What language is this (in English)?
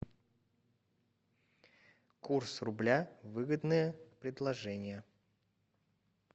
Russian